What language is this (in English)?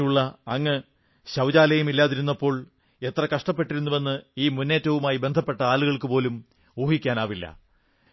Malayalam